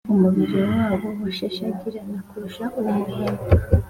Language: Kinyarwanda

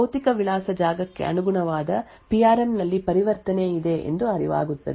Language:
Kannada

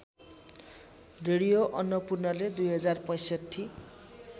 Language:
Nepali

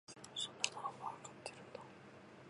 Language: Japanese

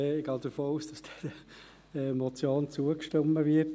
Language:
Swiss German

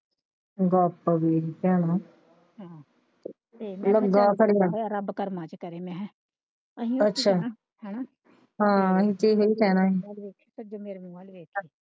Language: Punjabi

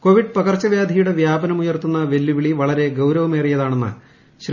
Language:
Malayalam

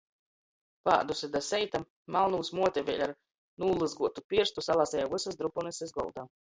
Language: Latgalian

